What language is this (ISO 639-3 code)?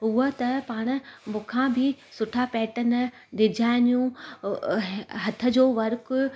snd